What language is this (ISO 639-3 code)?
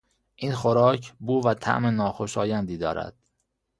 fas